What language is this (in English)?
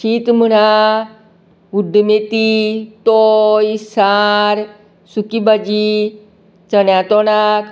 Konkani